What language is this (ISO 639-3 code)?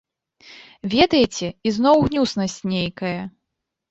bel